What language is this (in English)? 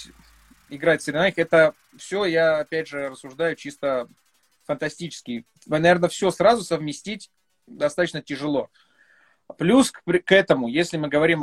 Russian